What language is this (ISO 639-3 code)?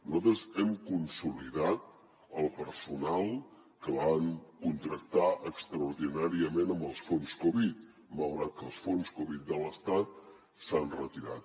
cat